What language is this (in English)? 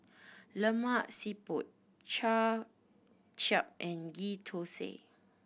English